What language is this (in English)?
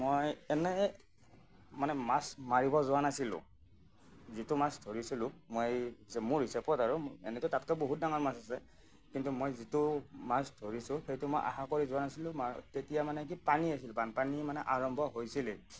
Assamese